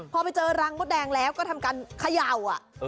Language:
Thai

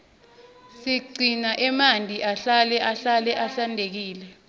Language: Swati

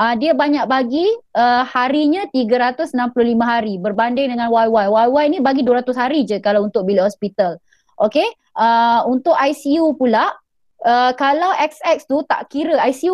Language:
Malay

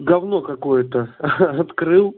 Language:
Russian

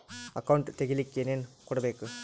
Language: Kannada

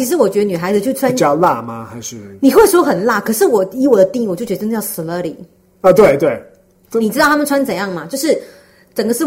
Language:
Chinese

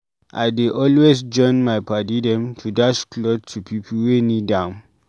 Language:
Nigerian Pidgin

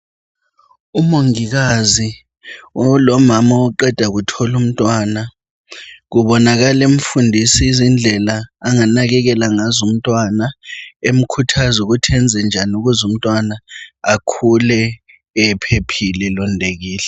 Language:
North Ndebele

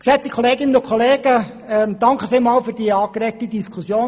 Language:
Swiss German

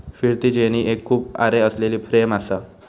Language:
Marathi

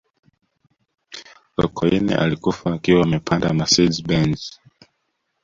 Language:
Swahili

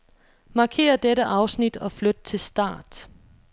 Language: Danish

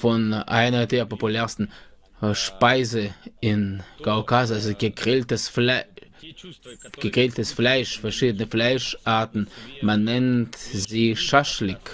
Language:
German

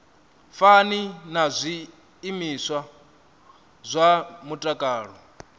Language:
Venda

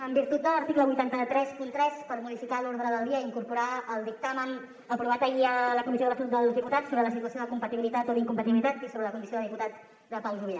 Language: Catalan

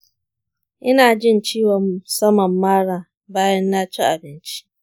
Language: Hausa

